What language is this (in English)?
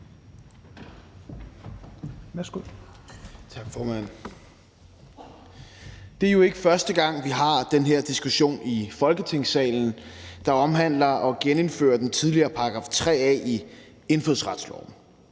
Danish